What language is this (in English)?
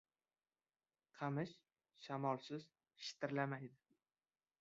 Uzbek